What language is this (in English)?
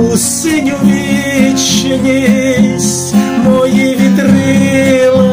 Ukrainian